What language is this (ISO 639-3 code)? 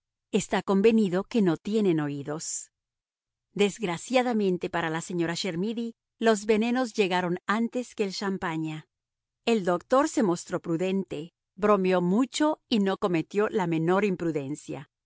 spa